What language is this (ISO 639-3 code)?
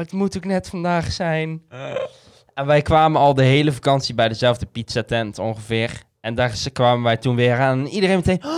nld